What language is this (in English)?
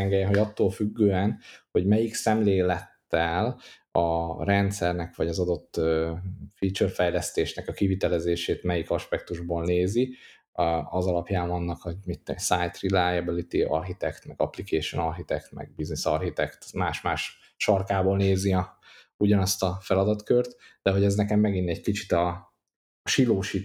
Hungarian